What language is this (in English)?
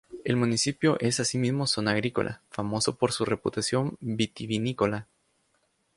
Spanish